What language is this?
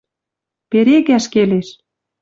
Western Mari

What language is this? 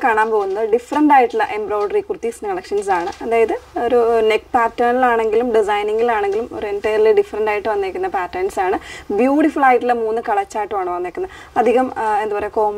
Malayalam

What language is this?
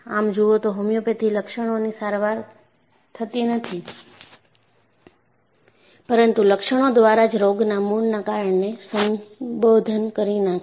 Gujarati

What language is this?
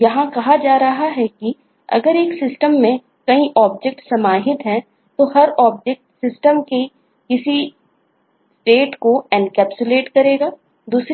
Hindi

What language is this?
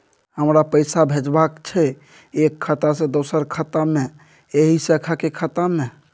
Maithili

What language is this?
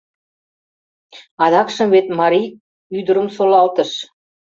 Mari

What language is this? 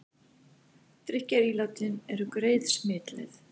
Icelandic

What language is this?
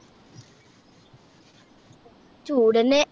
Malayalam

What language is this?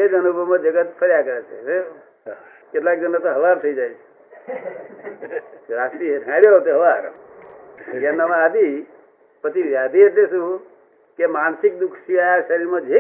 Gujarati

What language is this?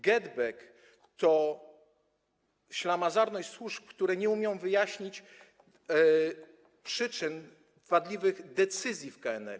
Polish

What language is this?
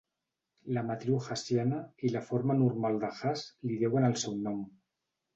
Catalan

